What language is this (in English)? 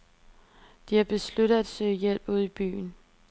Danish